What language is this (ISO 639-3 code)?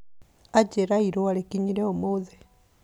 kik